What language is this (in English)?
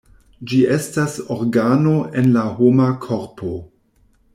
Esperanto